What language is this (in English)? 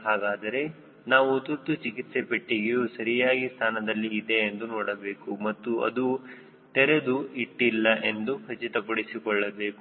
Kannada